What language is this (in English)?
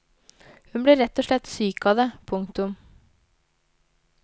Norwegian